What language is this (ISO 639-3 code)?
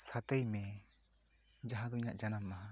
sat